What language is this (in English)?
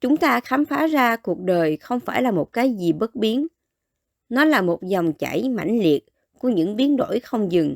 Vietnamese